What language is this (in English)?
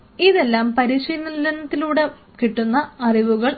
Malayalam